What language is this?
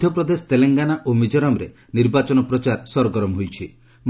Odia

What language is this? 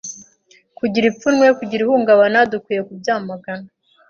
Kinyarwanda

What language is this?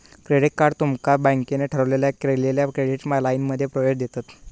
Marathi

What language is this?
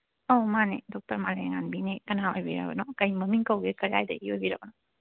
Manipuri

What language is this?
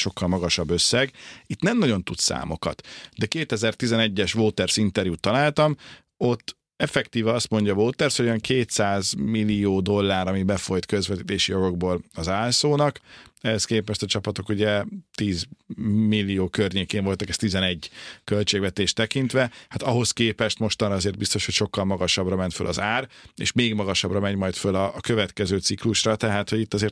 Hungarian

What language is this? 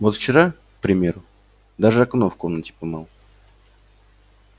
Russian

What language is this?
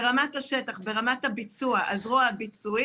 Hebrew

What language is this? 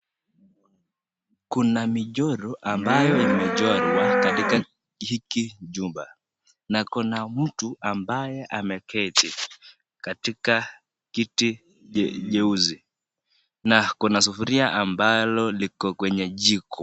Swahili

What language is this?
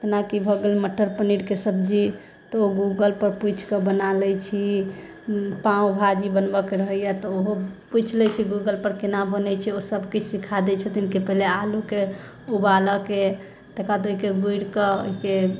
Maithili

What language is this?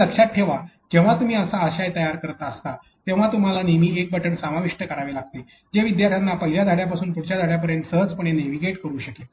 Marathi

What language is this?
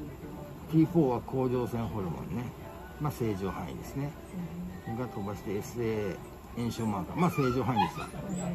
Japanese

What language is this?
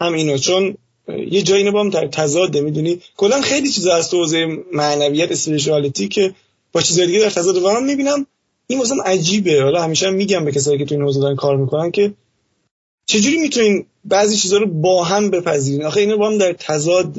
Persian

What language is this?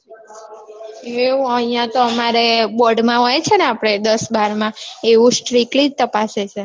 Gujarati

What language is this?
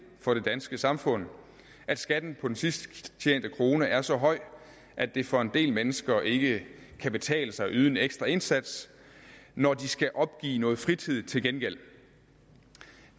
Danish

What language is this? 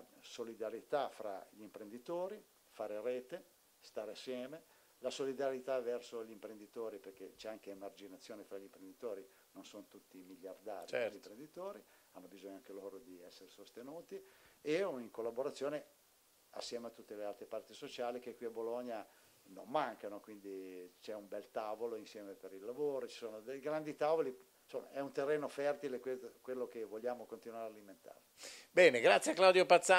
Italian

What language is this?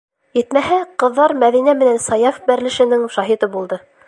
Bashkir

